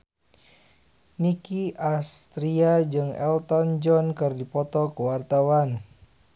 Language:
Sundanese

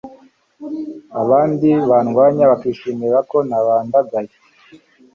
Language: Kinyarwanda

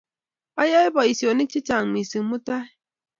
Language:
Kalenjin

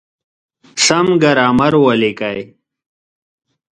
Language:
Pashto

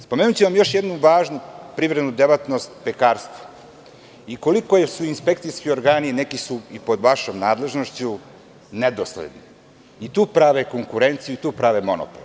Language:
Serbian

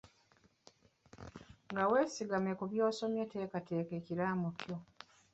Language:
Ganda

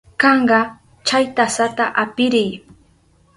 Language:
Southern Pastaza Quechua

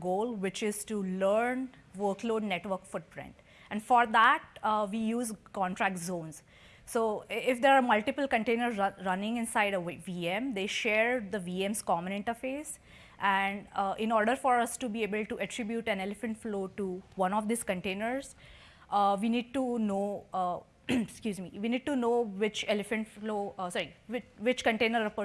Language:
English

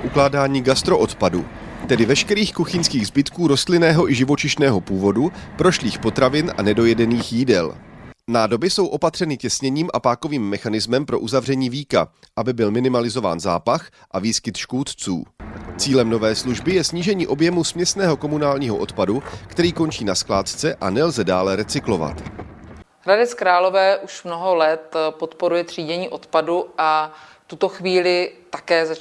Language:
Czech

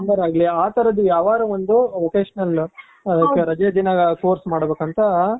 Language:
Kannada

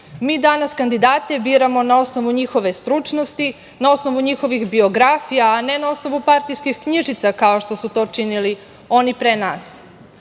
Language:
Serbian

